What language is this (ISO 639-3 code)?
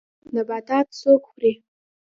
pus